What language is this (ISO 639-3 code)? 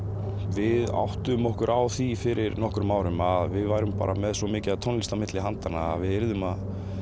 isl